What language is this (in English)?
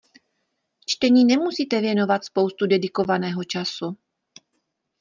Czech